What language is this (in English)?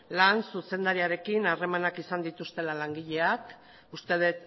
Basque